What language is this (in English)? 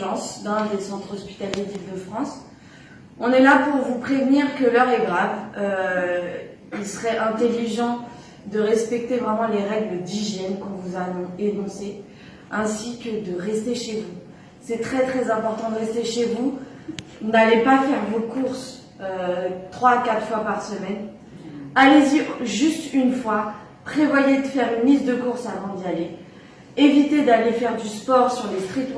French